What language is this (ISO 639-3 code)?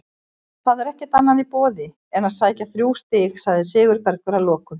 isl